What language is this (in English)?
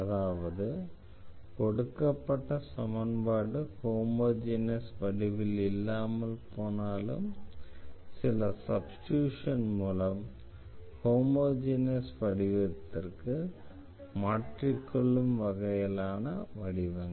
Tamil